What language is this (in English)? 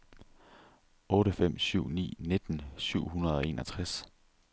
Danish